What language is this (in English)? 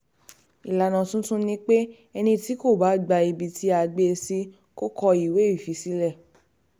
Yoruba